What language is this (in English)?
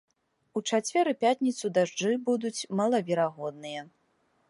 Belarusian